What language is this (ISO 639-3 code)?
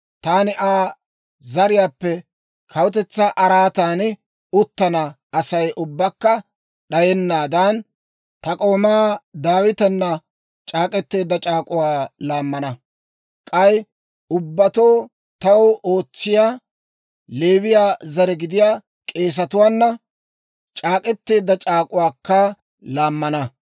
dwr